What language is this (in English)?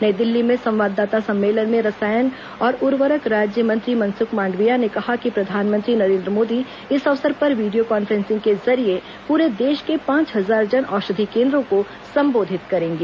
Hindi